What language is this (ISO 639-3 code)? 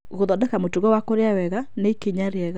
kik